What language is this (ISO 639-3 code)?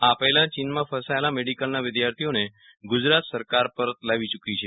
guj